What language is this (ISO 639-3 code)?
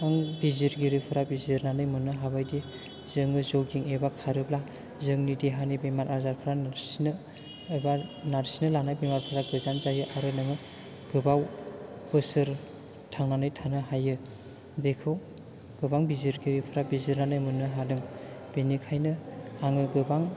brx